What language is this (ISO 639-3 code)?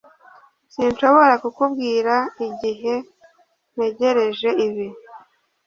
kin